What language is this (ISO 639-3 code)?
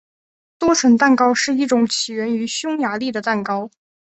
zho